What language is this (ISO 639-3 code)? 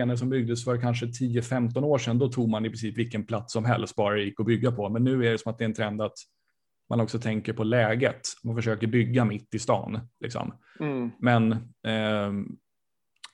swe